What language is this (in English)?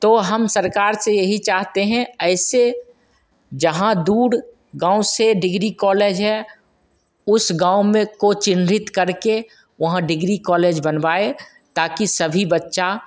Hindi